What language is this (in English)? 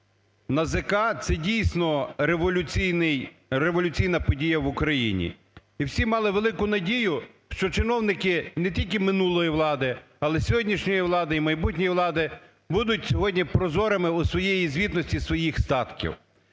Ukrainian